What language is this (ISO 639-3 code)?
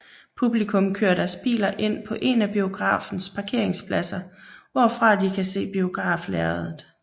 dan